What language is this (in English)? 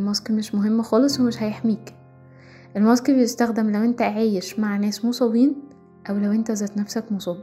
Arabic